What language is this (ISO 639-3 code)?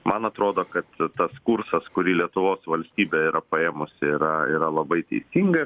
lit